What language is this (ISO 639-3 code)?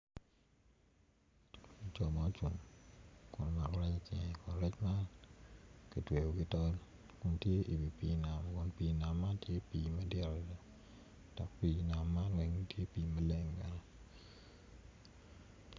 ach